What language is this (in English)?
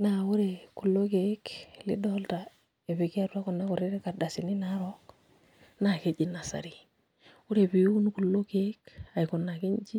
Masai